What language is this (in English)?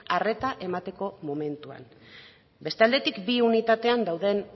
Basque